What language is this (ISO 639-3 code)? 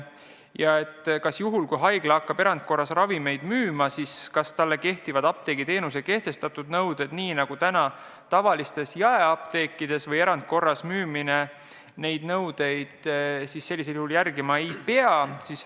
est